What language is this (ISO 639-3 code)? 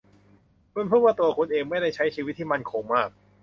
tha